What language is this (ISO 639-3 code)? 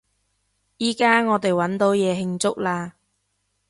yue